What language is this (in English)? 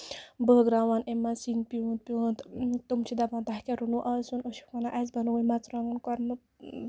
Kashmiri